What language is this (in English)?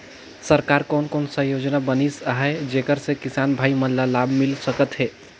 Chhattisgarhi